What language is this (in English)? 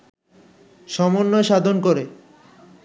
Bangla